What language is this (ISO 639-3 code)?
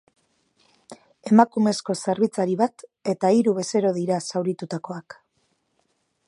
eus